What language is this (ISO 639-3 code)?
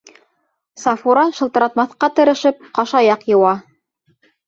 bak